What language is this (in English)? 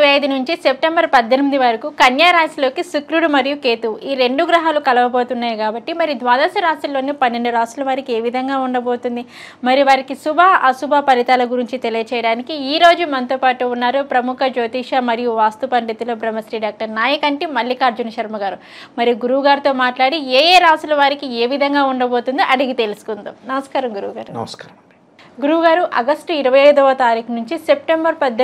Telugu